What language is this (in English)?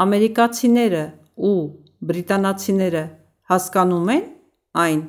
Russian